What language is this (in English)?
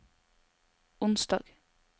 Norwegian